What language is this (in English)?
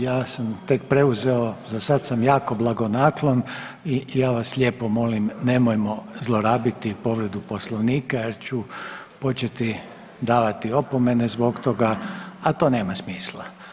Croatian